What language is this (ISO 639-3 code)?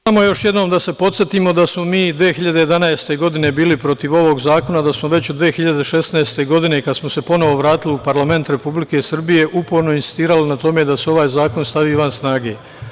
srp